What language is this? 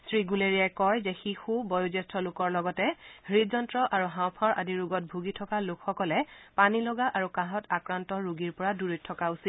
Assamese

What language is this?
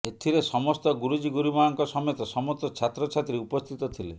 Odia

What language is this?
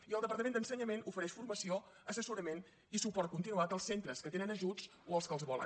Catalan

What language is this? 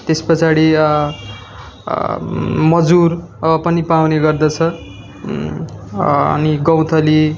Nepali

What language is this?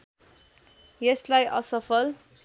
Nepali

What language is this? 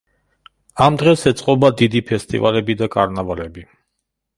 Georgian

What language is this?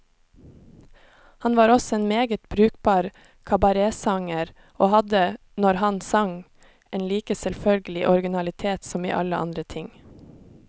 Norwegian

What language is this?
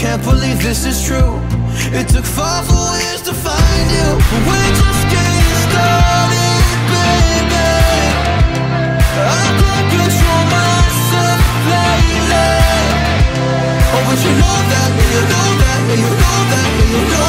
English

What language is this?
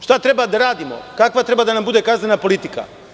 Serbian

